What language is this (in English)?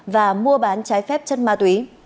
Vietnamese